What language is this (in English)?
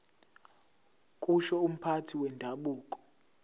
Zulu